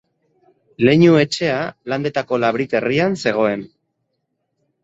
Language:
Basque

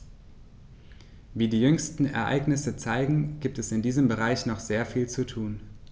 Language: German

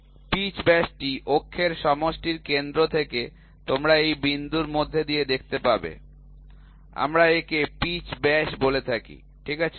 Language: Bangla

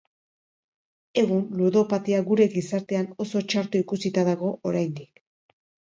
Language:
Basque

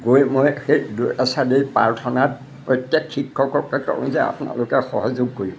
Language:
Assamese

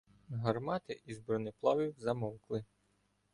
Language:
Ukrainian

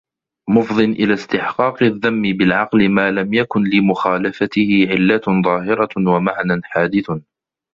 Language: Arabic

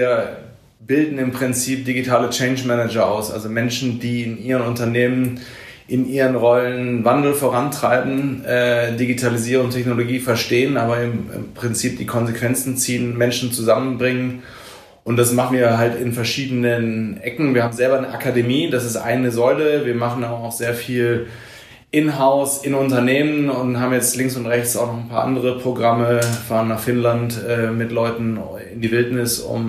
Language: German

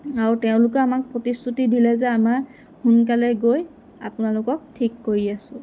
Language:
Assamese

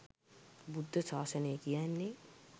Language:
Sinhala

